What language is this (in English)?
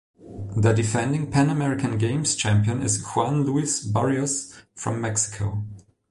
English